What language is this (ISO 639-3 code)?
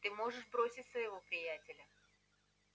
rus